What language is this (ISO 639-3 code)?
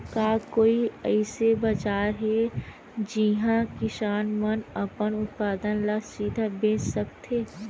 hne